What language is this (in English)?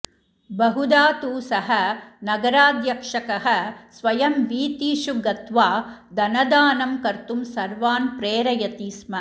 Sanskrit